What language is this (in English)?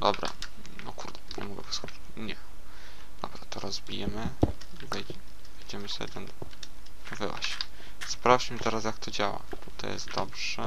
Polish